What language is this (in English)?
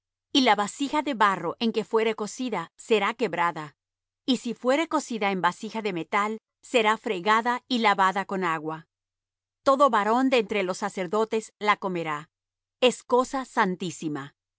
Spanish